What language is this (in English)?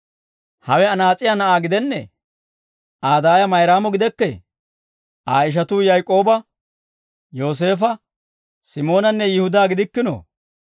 Dawro